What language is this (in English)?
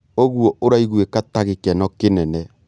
Kikuyu